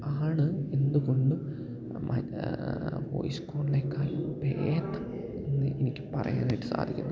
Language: Malayalam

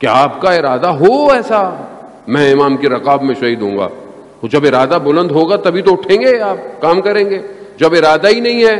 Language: Urdu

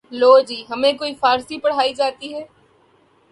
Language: Urdu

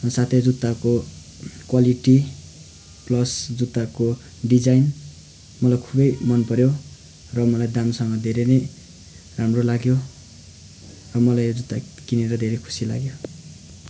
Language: Nepali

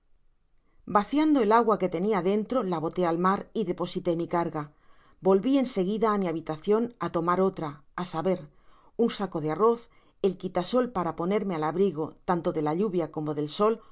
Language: Spanish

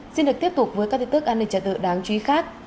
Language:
Vietnamese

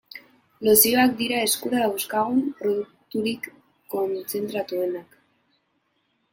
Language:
Basque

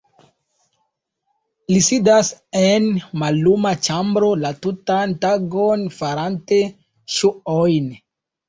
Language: Esperanto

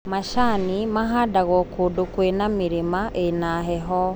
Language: Kikuyu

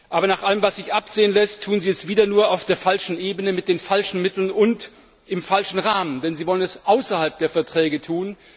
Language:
German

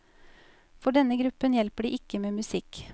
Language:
Norwegian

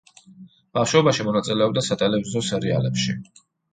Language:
Georgian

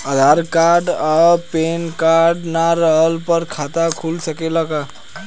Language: Bhojpuri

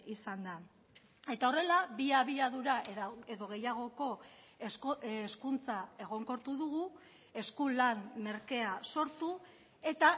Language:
Basque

